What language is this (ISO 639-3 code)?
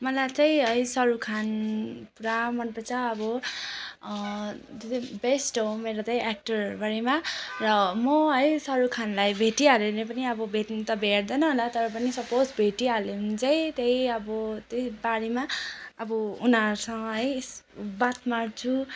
nep